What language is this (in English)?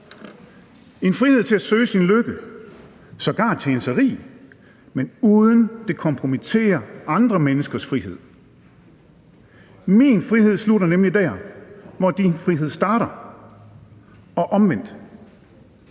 Danish